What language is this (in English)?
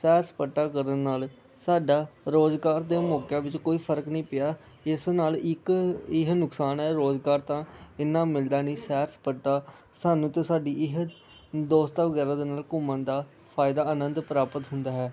Punjabi